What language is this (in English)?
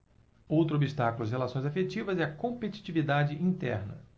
Portuguese